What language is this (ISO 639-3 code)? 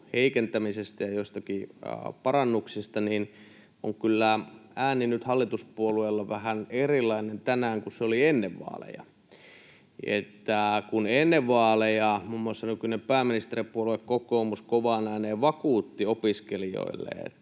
fin